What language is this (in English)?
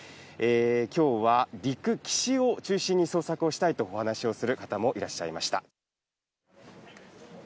Japanese